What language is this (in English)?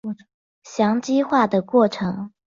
Chinese